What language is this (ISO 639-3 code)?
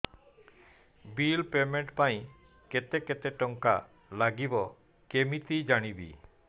ori